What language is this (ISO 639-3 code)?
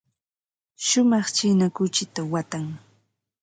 qva